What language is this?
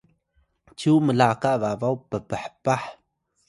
Atayal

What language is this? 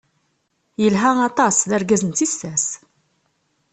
Kabyle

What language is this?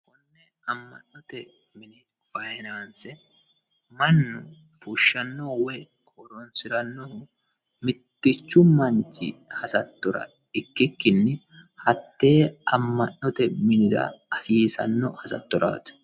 Sidamo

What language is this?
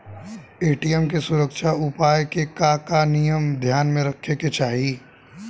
Bhojpuri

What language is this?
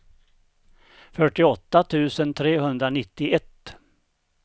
Swedish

